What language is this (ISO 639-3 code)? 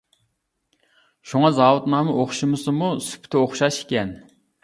uig